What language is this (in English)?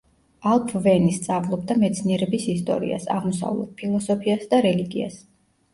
Georgian